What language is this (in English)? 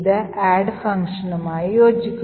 Malayalam